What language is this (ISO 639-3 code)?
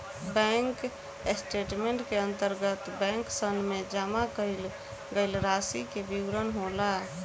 bho